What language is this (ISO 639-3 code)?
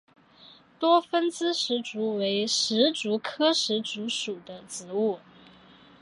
zho